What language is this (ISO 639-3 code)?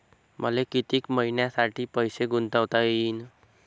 mar